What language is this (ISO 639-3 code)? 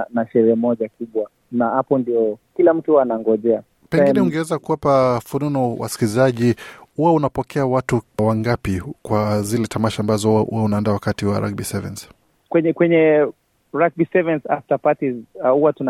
swa